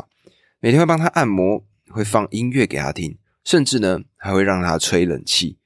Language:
Chinese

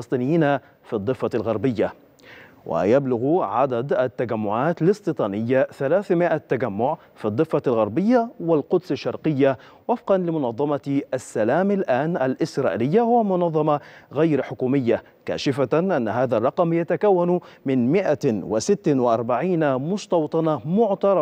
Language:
Arabic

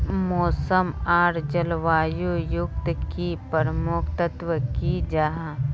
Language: Magahi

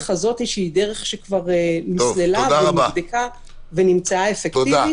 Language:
Hebrew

